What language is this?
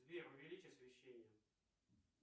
Russian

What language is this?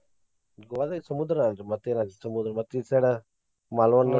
Kannada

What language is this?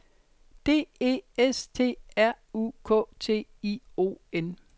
Danish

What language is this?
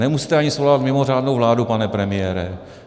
Czech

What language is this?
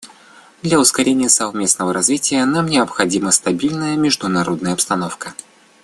Russian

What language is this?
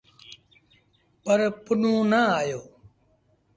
Sindhi Bhil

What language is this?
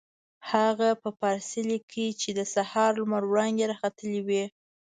Pashto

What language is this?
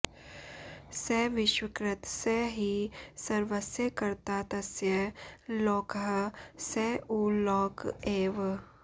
Sanskrit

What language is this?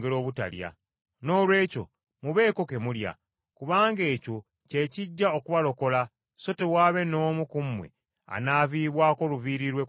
Ganda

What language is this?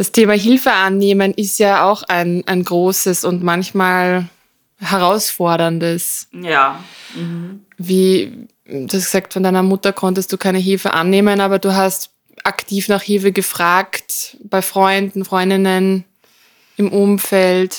German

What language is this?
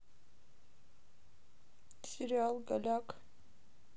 Russian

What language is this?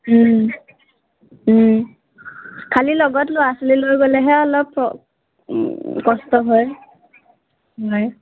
Assamese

